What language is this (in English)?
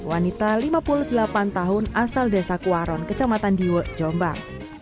Indonesian